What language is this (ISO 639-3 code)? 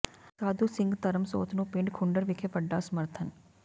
pan